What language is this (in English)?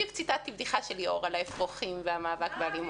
Hebrew